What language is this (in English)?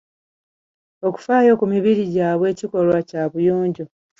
Ganda